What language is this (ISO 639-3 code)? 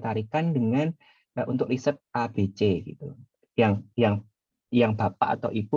ind